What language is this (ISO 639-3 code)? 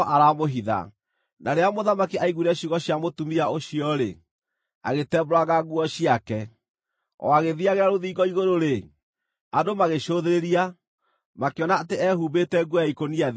kik